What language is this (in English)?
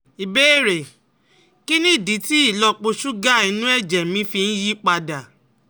Yoruba